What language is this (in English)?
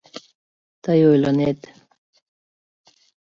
Mari